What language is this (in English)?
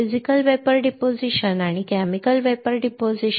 Marathi